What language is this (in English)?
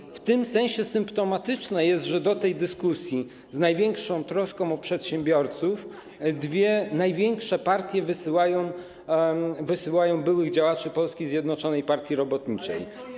Polish